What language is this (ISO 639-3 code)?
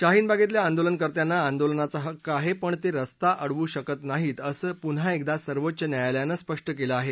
mar